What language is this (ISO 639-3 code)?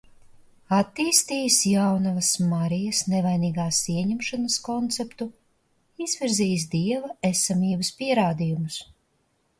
lav